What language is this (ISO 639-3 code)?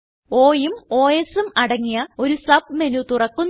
mal